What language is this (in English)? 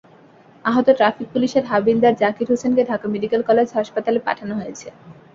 Bangla